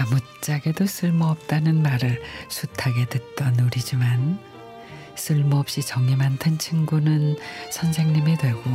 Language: Korean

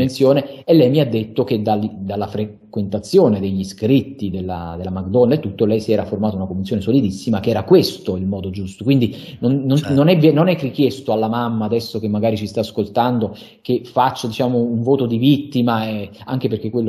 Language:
Italian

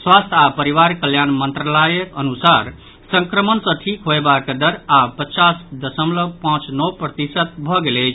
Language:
Maithili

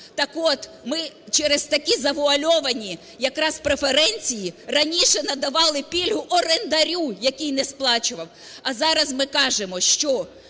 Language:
Ukrainian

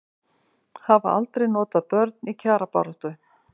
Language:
Icelandic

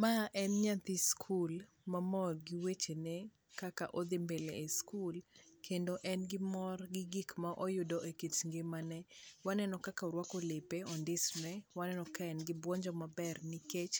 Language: Luo (Kenya and Tanzania)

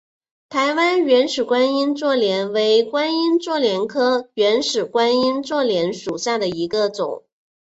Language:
Chinese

